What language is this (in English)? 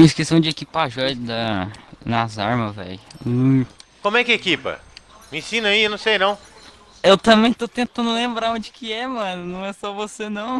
Portuguese